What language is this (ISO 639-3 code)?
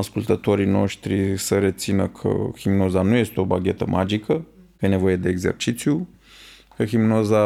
ron